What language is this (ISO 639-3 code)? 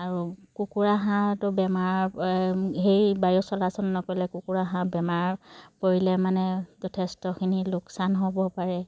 asm